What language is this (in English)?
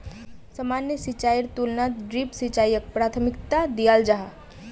Magahi